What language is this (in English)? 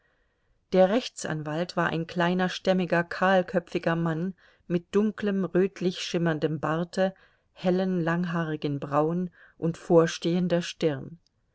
German